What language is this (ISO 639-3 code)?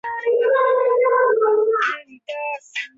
zho